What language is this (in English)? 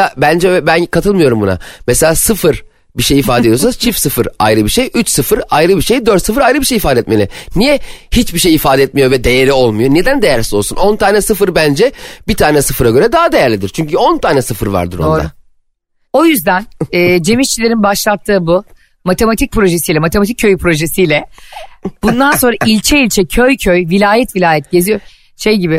Turkish